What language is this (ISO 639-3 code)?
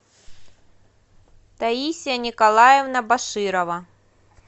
rus